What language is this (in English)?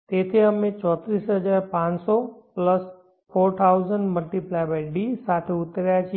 Gujarati